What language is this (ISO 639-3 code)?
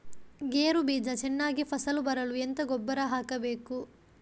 kan